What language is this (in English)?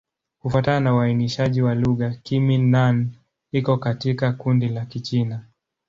Swahili